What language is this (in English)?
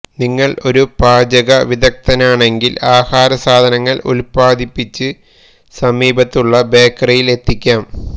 Malayalam